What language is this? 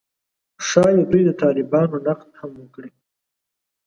Pashto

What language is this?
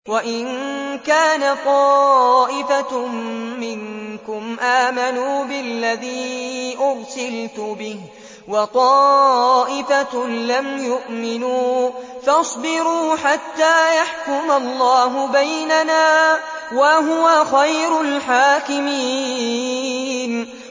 Arabic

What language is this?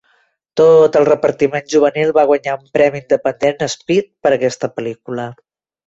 Catalan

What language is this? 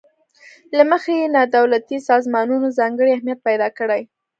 Pashto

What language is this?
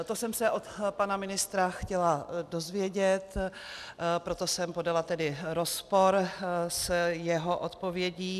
Czech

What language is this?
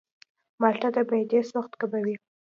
Pashto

